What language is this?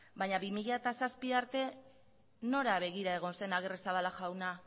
Basque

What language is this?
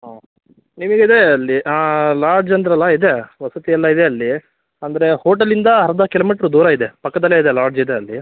Kannada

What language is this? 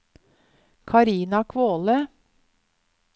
Norwegian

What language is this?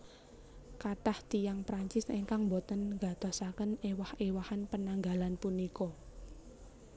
Javanese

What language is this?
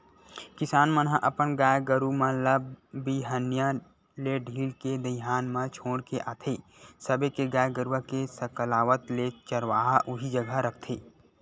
Chhattisgarhi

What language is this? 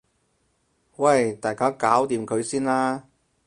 Cantonese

